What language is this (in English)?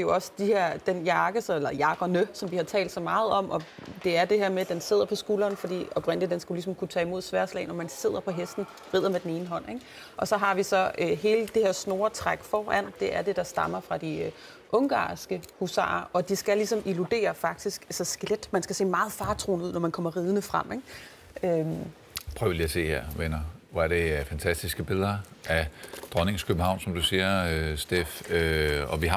Danish